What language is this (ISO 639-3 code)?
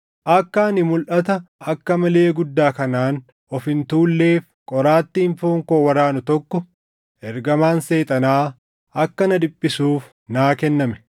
orm